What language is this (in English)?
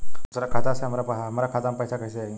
Bhojpuri